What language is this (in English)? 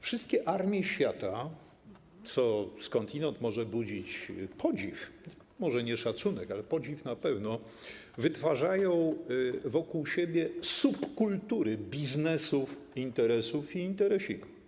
Polish